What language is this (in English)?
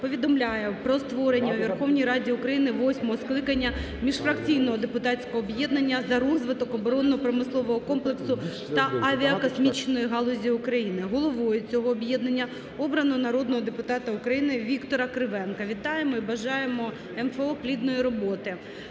Ukrainian